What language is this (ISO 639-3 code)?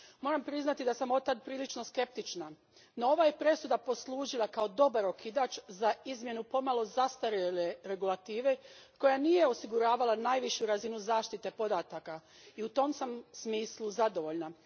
hrv